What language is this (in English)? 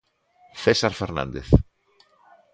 Galician